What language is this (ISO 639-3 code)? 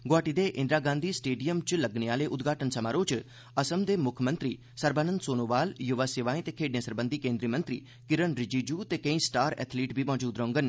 doi